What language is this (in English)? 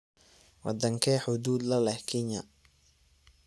Somali